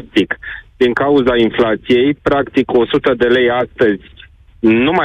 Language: Romanian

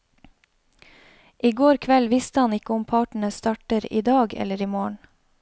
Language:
Norwegian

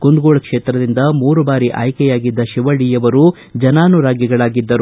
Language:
Kannada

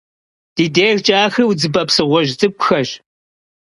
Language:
Kabardian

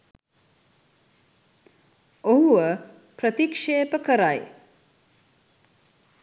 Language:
Sinhala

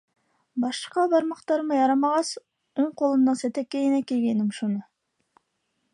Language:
Bashkir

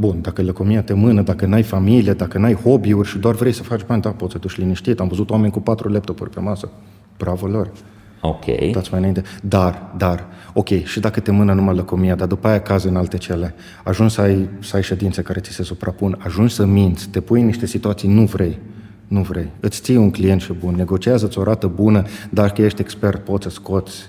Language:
Romanian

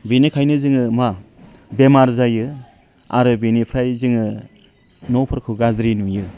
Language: Bodo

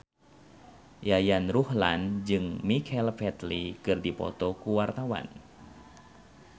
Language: Sundanese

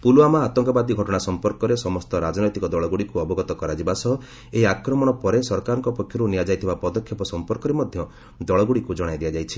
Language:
Odia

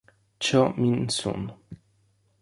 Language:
Italian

